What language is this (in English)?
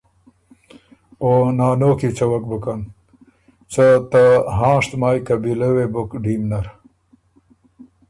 Ormuri